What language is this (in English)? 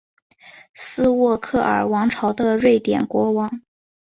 Chinese